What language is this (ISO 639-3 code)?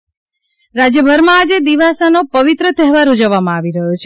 guj